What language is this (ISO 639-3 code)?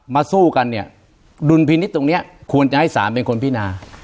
tha